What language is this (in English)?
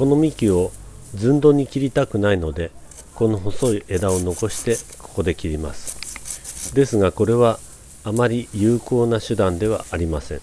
Japanese